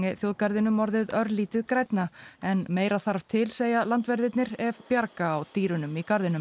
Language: Icelandic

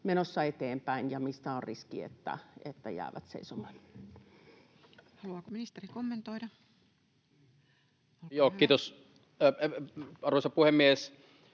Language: Finnish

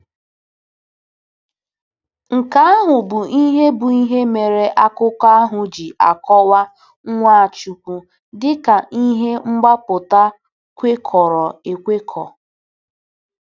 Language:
Igbo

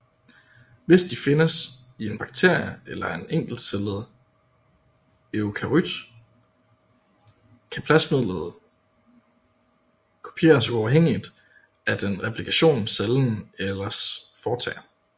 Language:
Danish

